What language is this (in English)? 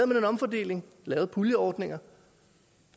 Danish